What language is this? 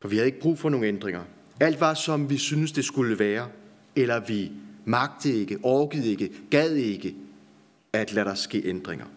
Danish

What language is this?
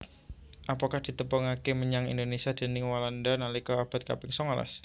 Javanese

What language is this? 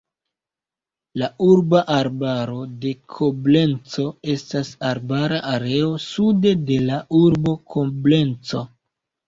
Esperanto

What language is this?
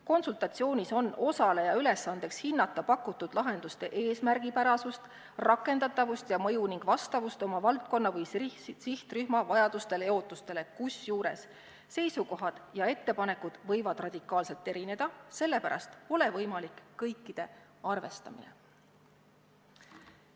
Estonian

